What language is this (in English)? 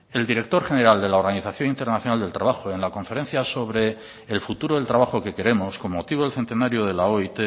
Spanish